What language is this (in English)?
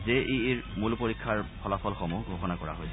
Assamese